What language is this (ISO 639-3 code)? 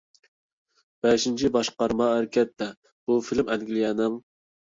uig